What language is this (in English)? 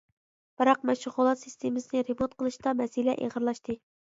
Uyghur